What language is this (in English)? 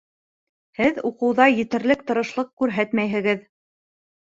Bashkir